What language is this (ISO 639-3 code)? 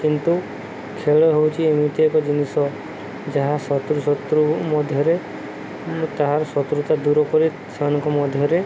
ori